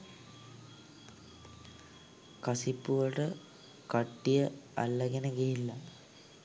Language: Sinhala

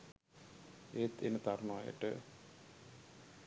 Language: Sinhala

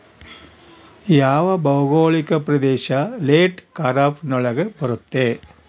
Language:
Kannada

